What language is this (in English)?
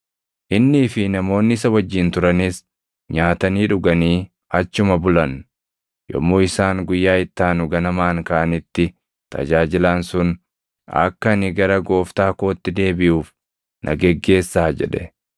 Oromo